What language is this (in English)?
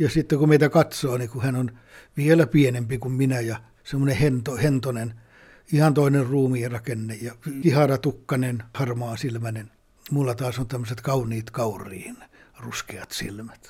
Finnish